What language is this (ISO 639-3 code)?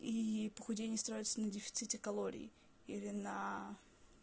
rus